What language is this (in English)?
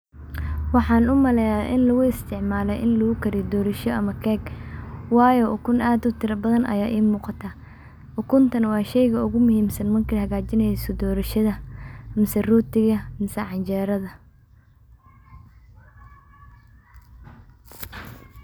Somali